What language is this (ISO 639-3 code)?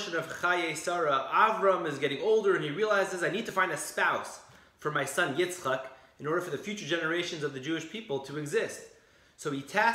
eng